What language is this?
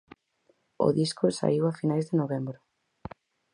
Galician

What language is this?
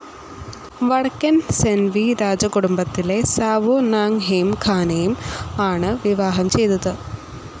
Malayalam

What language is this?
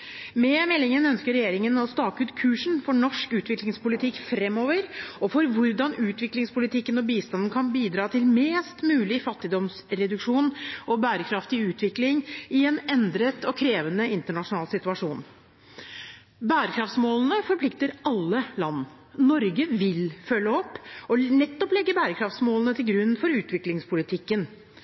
Norwegian Bokmål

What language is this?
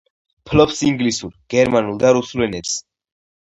Georgian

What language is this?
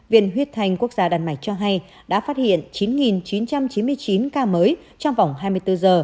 Vietnamese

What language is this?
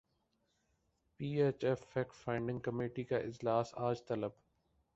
Urdu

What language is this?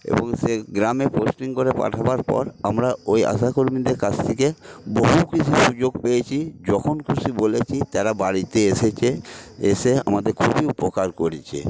Bangla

